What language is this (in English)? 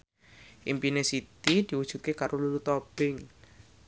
Javanese